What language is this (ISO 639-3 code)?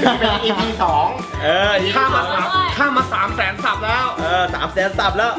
tha